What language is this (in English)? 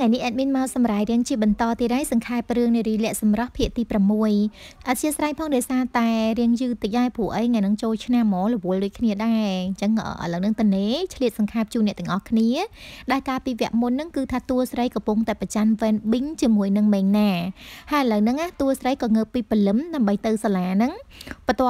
Thai